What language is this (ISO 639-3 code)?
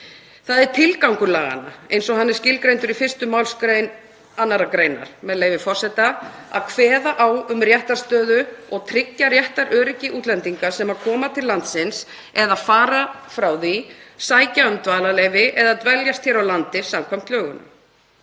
isl